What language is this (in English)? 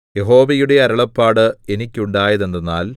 Malayalam